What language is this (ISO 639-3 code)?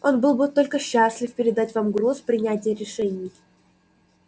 rus